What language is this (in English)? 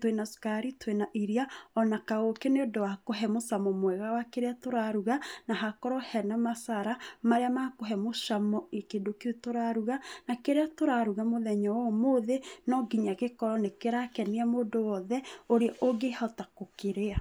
Kikuyu